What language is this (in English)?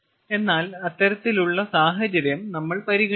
Malayalam